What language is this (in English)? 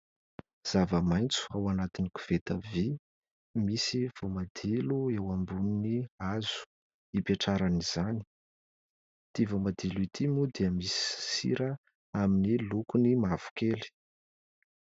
Malagasy